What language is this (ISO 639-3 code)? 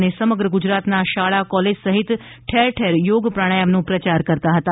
guj